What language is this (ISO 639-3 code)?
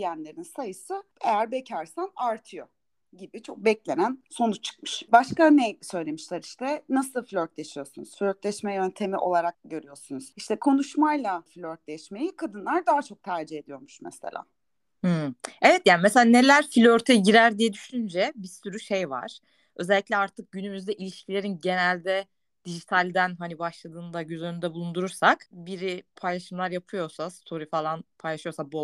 tur